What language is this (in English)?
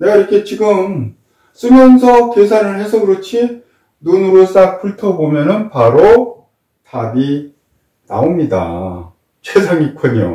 Korean